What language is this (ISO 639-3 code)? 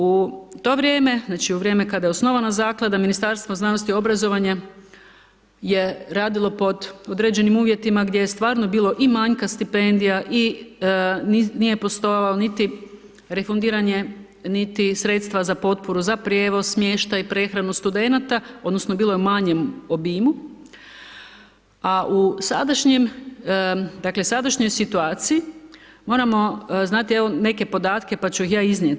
hrv